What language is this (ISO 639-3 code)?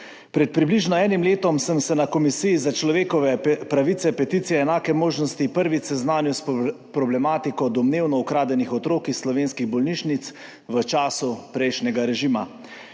slv